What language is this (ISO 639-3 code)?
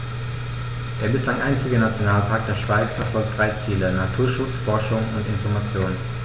deu